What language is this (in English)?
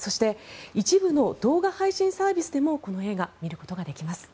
Japanese